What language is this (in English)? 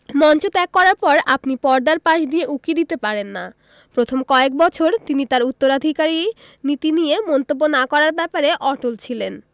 Bangla